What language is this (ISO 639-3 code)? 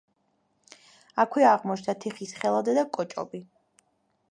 kat